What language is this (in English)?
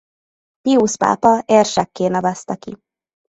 Hungarian